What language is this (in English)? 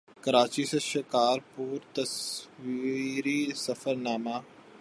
Urdu